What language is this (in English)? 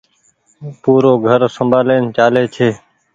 Goaria